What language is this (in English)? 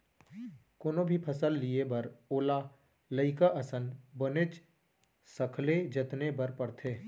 Chhattisgarhi